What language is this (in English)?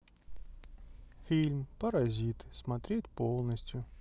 Russian